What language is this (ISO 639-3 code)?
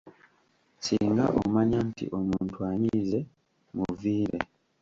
lug